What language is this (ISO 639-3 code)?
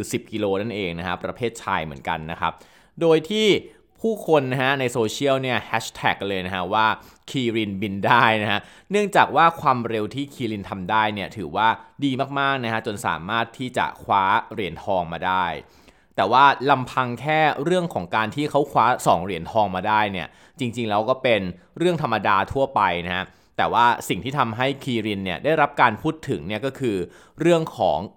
tha